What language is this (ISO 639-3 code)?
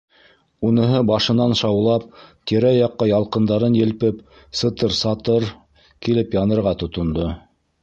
bak